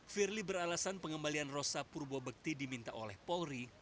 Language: Indonesian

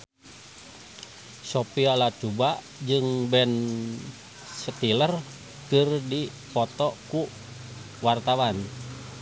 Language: Sundanese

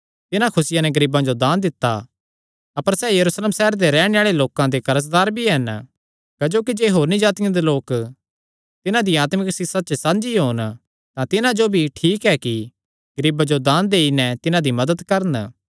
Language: Kangri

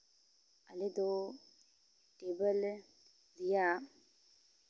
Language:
Santali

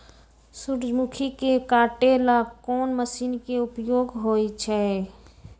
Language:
Magahi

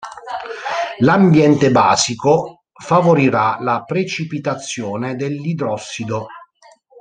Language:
Italian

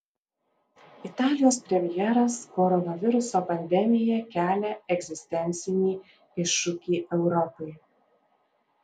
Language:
Lithuanian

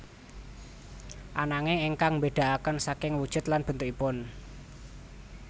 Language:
Javanese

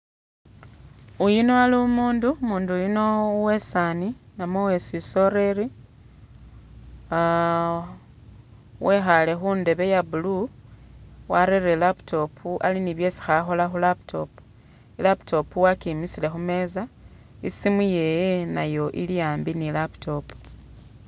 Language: Masaaba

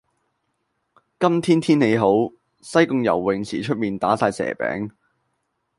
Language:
Cantonese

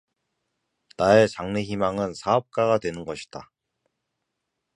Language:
Korean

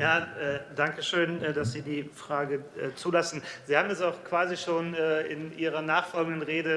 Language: German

